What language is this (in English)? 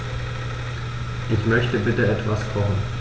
German